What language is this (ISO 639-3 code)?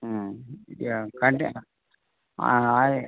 tel